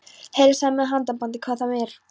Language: Icelandic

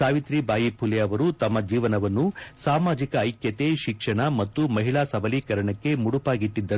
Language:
Kannada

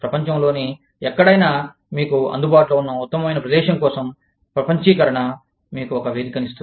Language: Telugu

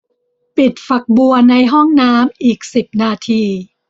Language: Thai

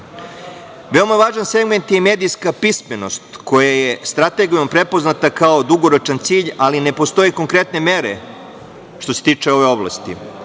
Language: Serbian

